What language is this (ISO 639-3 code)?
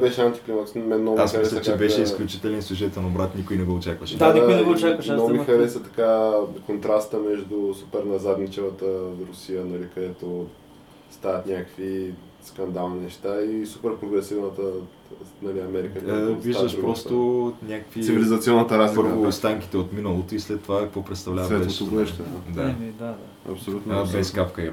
bul